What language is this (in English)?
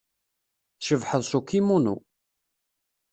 Kabyle